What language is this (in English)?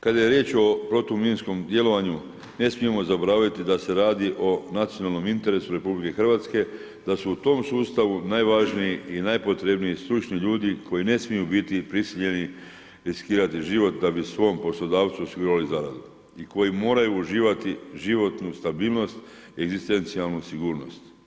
Croatian